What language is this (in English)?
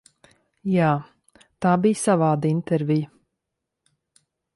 Latvian